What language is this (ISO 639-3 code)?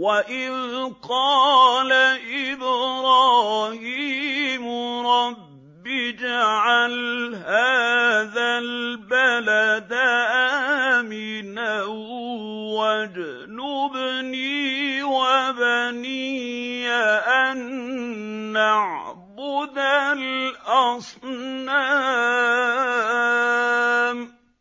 ara